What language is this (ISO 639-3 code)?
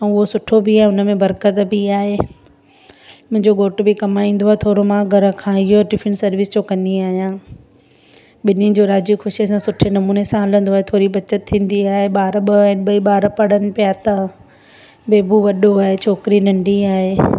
snd